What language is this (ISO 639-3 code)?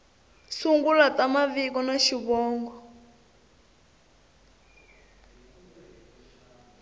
tso